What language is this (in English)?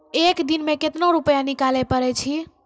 Maithili